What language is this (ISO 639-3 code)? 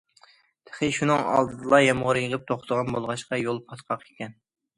uig